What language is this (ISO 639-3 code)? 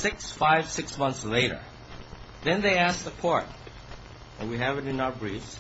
eng